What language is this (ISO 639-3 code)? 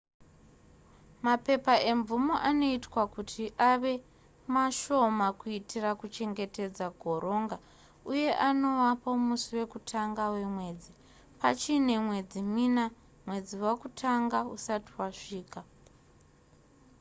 sna